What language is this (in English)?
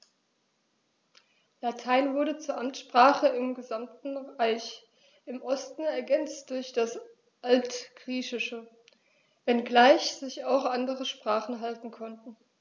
German